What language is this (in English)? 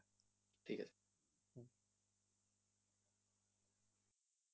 Bangla